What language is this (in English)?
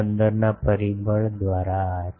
Gujarati